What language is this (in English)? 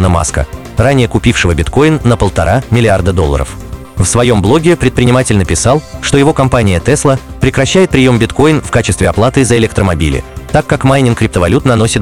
Russian